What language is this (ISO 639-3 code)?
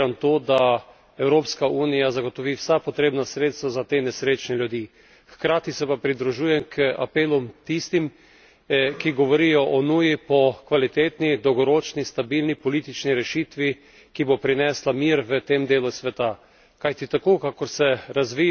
slv